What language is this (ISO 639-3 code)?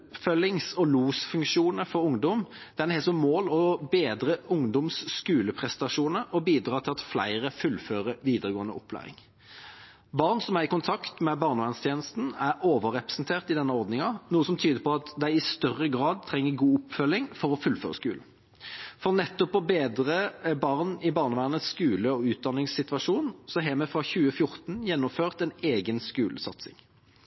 nob